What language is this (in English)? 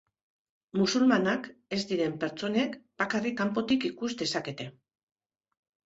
Basque